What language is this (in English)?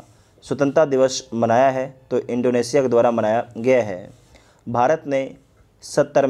Hindi